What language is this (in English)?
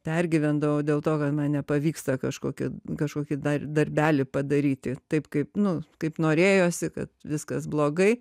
Lithuanian